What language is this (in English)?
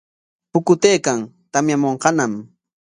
Corongo Ancash Quechua